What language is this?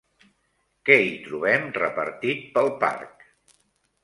Catalan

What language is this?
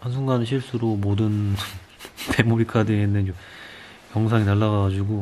Korean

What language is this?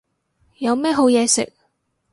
Cantonese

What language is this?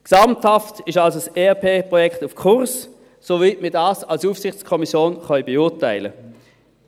Swiss German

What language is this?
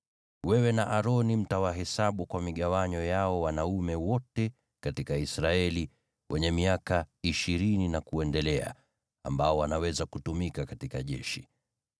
Swahili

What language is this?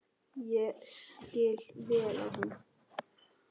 Icelandic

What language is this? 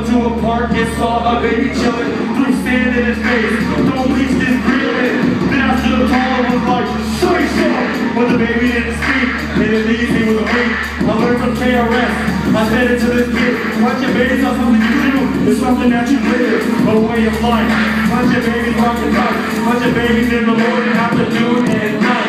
English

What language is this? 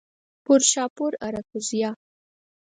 Pashto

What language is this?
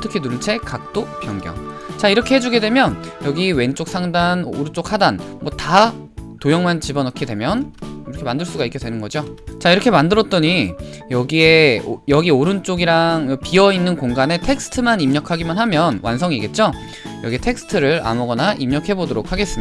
Korean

